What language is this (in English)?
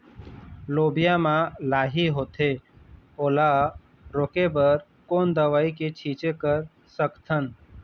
Chhattisgarhi